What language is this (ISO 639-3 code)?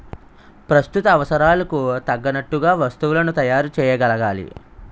tel